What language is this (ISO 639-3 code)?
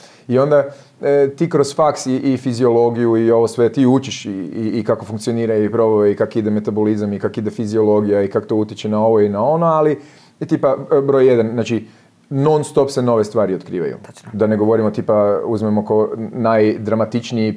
hrv